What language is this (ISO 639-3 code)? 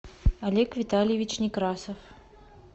rus